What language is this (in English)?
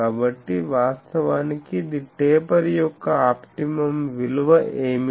Telugu